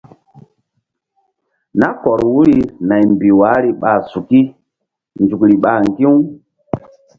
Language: Mbum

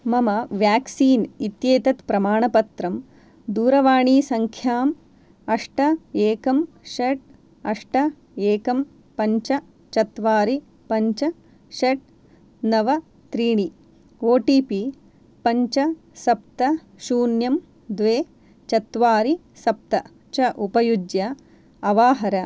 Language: Sanskrit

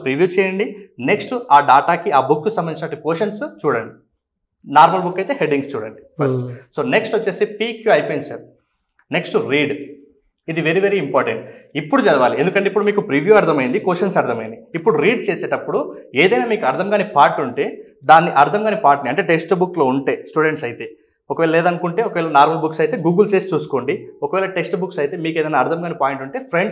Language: Telugu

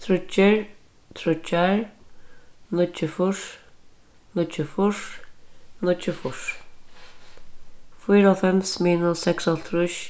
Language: Faroese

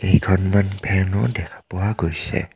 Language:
Assamese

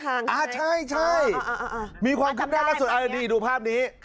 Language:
Thai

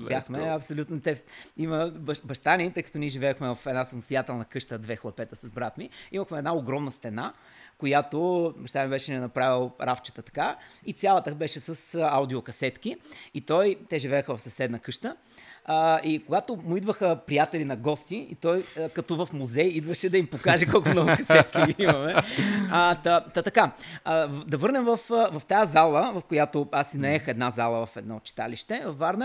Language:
Bulgarian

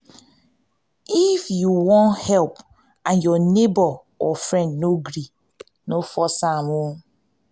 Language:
Nigerian Pidgin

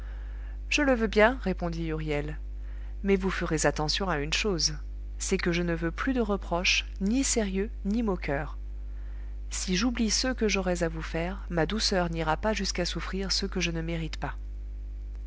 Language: French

